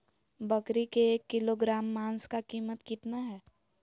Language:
Magahi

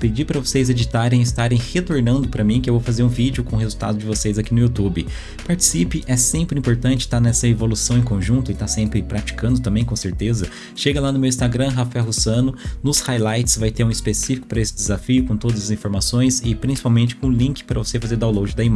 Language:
Portuguese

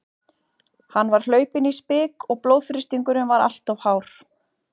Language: Icelandic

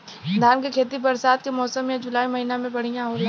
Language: Bhojpuri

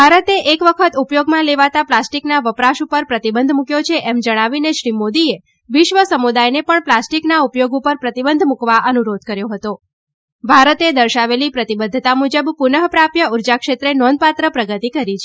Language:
Gujarati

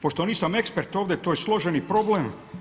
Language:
Croatian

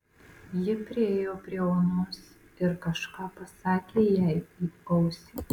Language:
Lithuanian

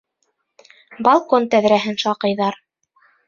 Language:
Bashkir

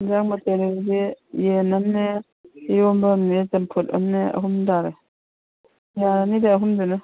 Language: Manipuri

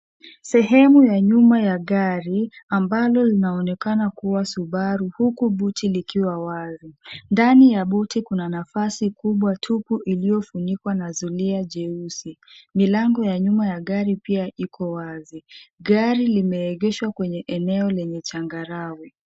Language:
Swahili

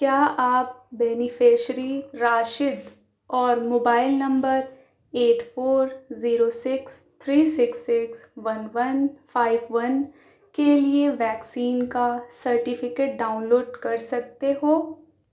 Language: Urdu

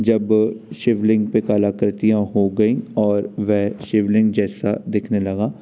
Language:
Hindi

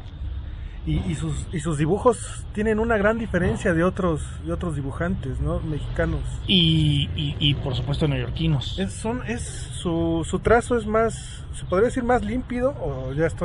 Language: Spanish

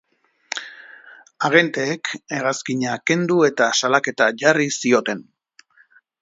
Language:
Basque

